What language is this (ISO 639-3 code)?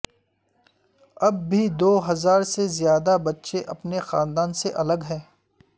urd